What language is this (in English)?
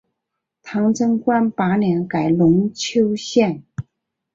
Chinese